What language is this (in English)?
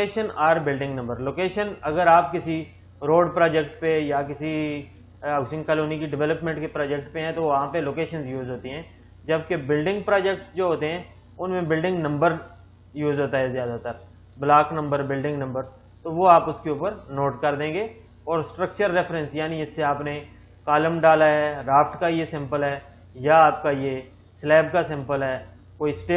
Hindi